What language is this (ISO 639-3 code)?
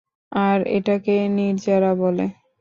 ben